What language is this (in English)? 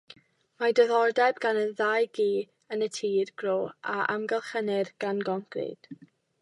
Welsh